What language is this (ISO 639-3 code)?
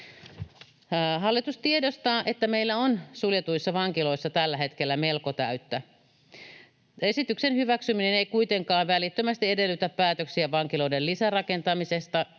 fin